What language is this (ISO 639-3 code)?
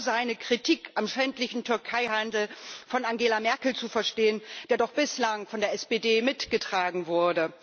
deu